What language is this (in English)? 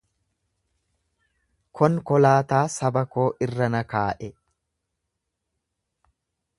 Oromo